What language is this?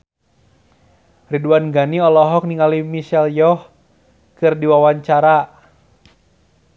Sundanese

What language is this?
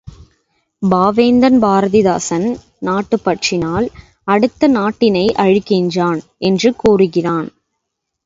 Tamil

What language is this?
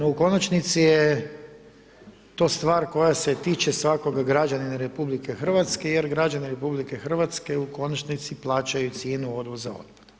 Croatian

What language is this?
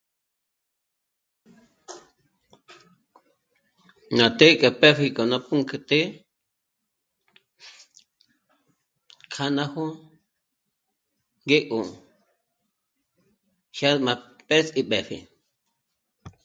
Michoacán Mazahua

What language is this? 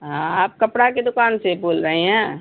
Urdu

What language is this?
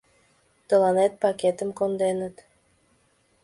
Mari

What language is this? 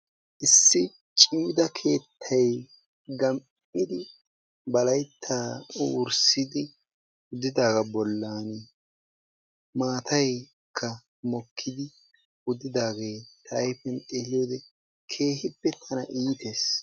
Wolaytta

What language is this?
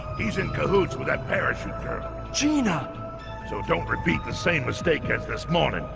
English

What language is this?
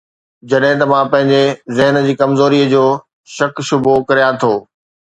Sindhi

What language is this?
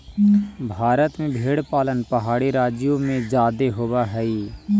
Magahi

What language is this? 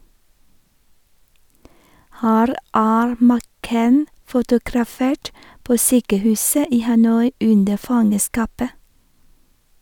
Norwegian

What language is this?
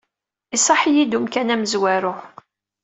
Kabyle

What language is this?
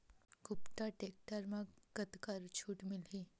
Chhattisgarhi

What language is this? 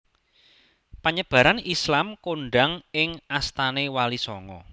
Javanese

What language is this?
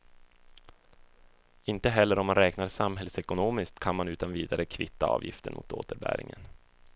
Swedish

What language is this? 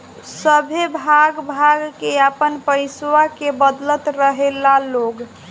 Bhojpuri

